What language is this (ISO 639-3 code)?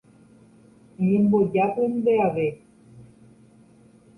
grn